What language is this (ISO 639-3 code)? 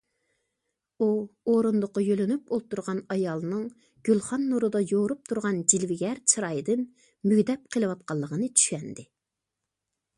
uig